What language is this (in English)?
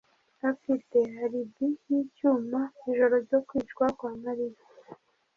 Kinyarwanda